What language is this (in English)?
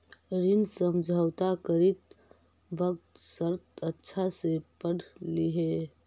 Magahi